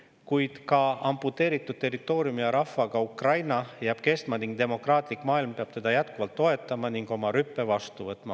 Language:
Estonian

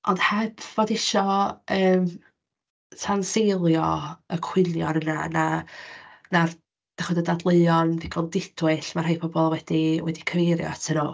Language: Welsh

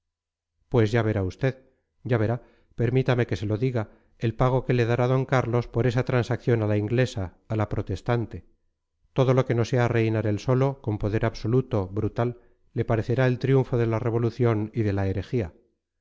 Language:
Spanish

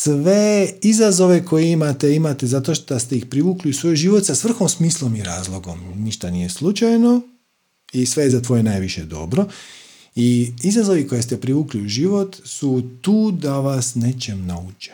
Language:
Croatian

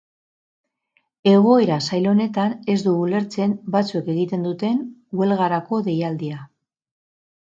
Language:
Basque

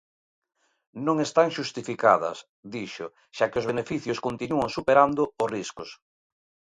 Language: Galician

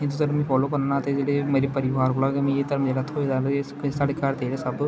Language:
Dogri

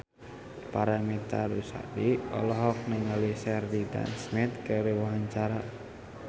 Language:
Sundanese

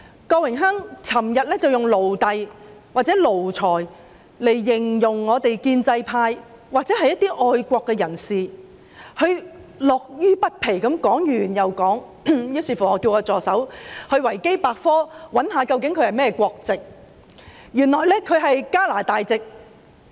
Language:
Cantonese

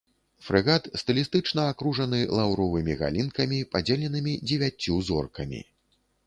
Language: Belarusian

